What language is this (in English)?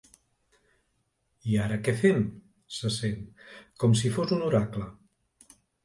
Catalan